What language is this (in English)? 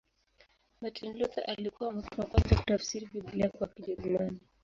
Swahili